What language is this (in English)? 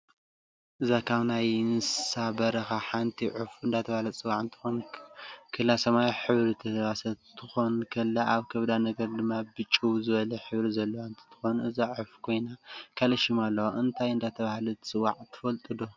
Tigrinya